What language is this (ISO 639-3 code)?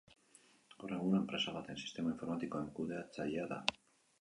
eus